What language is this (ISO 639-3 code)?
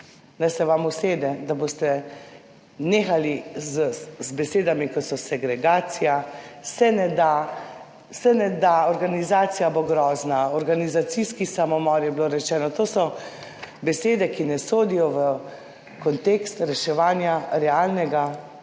slv